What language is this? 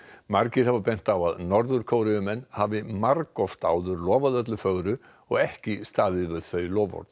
Icelandic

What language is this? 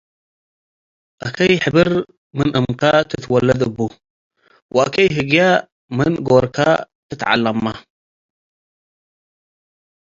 Tigre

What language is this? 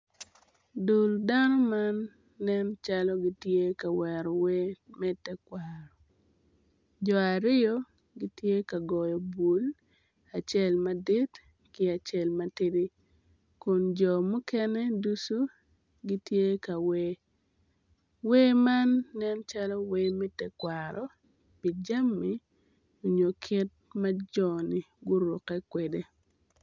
Acoli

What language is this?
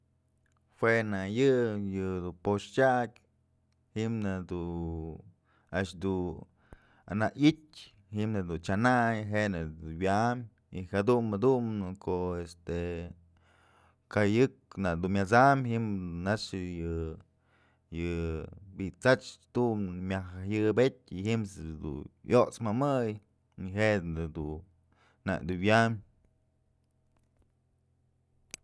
Mazatlán Mixe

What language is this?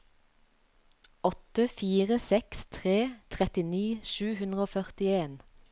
Norwegian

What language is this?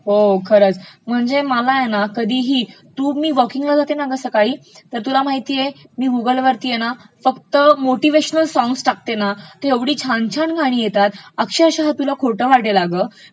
Marathi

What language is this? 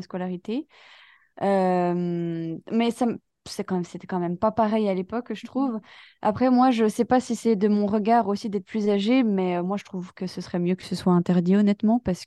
French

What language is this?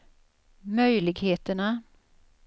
Swedish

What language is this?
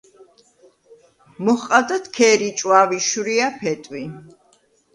Georgian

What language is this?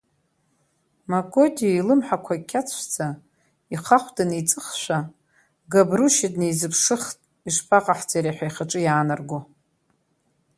Abkhazian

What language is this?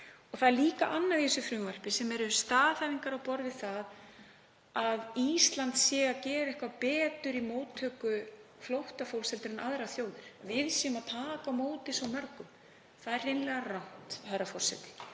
Icelandic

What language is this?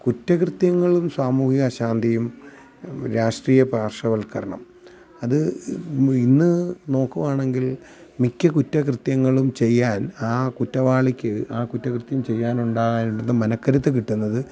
Malayalam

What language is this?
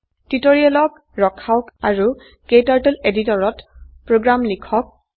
Assamese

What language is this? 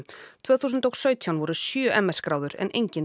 Icelandic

